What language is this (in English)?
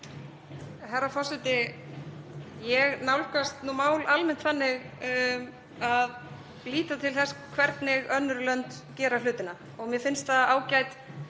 Icelandic